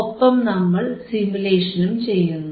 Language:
Malayalam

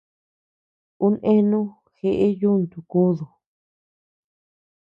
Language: Tepeuxila Cuicatec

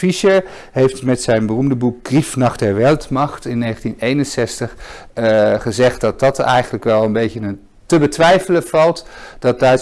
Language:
Dutch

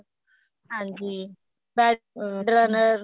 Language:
Punjabi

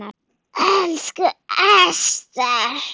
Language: Icelandic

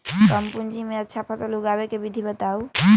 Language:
Magahi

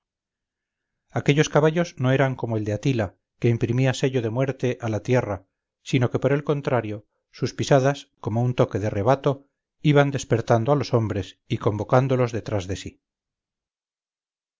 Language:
Spanish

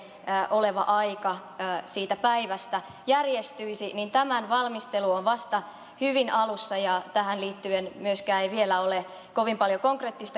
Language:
Finnish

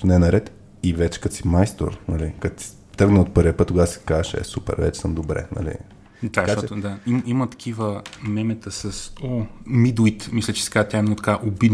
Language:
Bulgarian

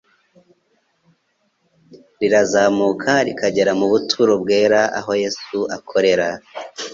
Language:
Kinyarwanda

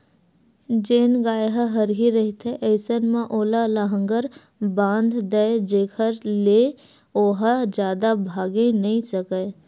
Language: Chhattisgarhi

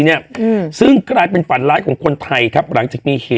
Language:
Thai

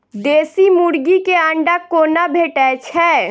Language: Maithili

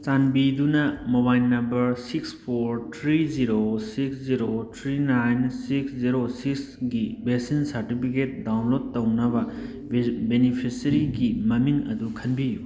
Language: Manipuri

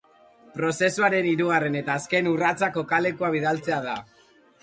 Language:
Basque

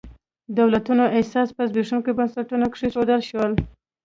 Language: Pashto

